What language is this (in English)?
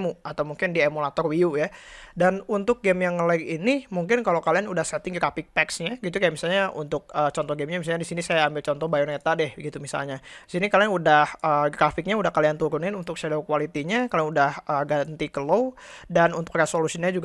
Indonesian